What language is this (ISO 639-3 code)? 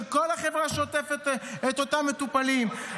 heb